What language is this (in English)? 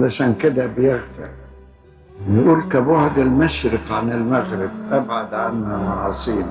Arabic